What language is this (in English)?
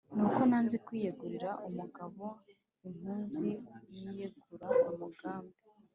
Kinyarwanda